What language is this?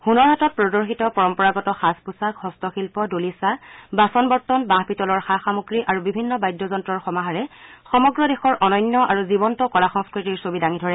Assamese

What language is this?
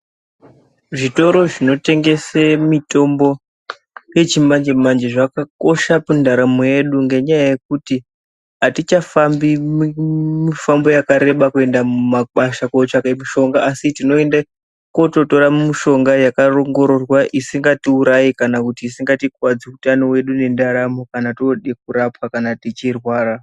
Ndau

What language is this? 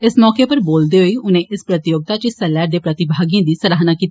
Dogri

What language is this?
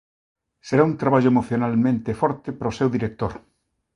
Galician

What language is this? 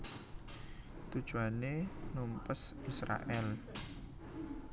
Javanese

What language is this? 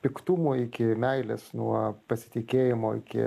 Lithuanian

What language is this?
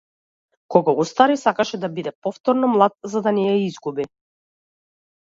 Macedonian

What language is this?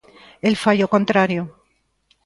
Galician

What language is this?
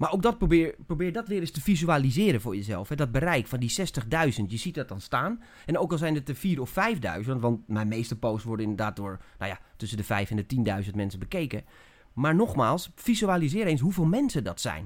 Dutch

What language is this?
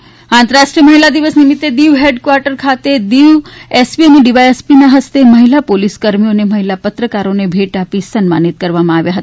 Gujarati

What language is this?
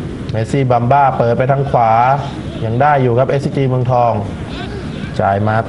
Thai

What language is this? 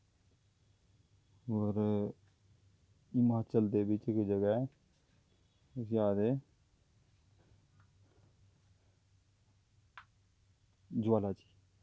Dogri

